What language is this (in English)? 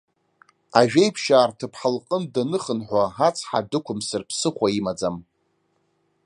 Abkhazian